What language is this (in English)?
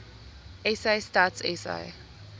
Afrikaans